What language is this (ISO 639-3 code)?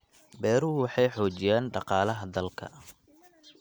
som